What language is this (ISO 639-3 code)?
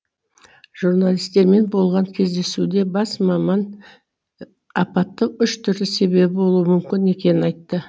kaz